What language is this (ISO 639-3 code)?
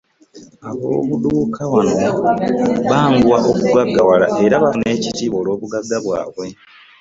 lug